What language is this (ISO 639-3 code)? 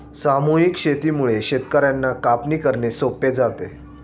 mar